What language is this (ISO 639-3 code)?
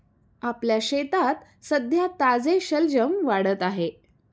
mar